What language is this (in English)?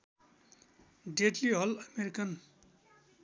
Nepali